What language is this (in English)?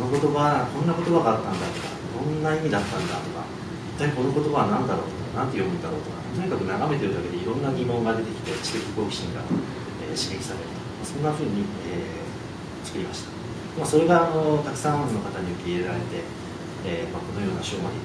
Japanese